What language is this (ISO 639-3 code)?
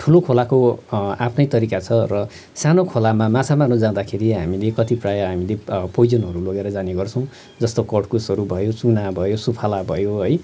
nep